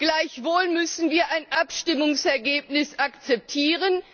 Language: German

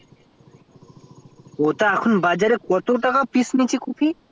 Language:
Bangla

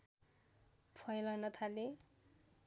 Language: Nepali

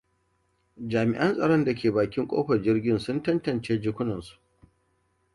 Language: Hausa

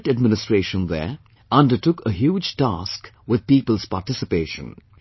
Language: English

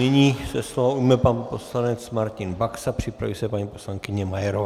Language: Czech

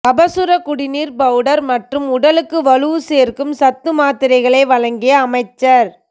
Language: Tamil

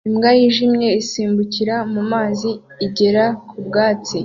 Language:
Kinyarwanda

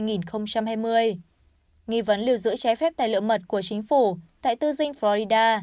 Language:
Vietnamese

